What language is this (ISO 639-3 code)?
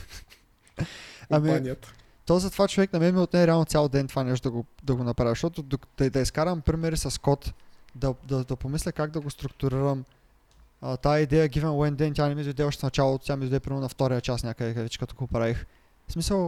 bul